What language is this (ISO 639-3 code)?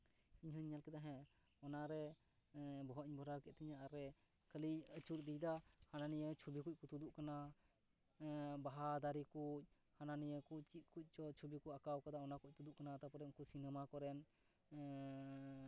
sat